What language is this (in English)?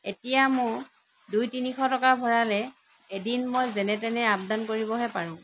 Assamese